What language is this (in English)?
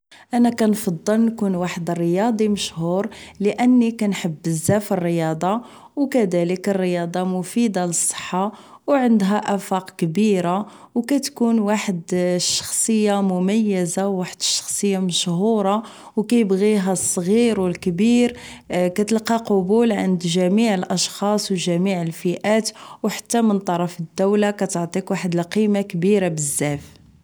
Moroccan Arabic